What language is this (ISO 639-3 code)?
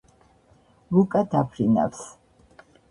kat